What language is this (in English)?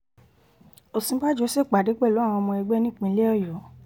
Yoruba